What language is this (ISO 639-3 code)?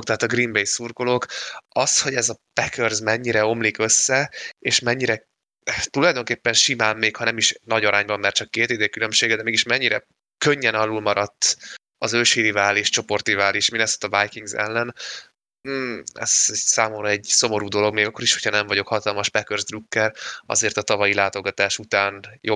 hun